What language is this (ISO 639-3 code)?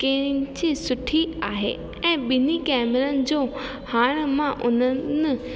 snd